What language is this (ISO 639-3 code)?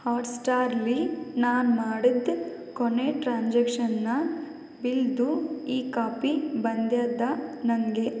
kan